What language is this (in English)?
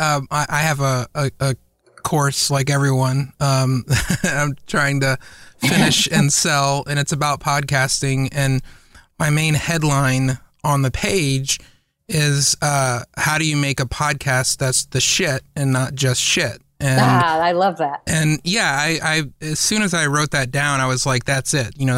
English